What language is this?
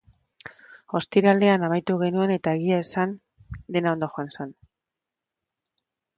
Basque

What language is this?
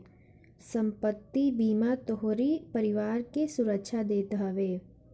Bhojpuri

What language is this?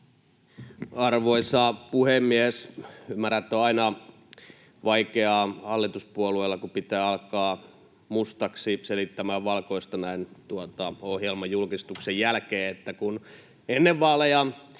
Finnish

